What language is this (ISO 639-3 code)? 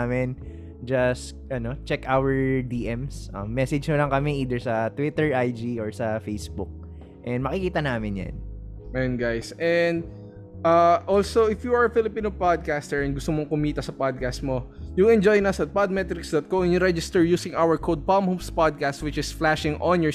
fil